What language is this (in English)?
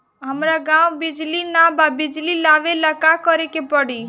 Bhojpuri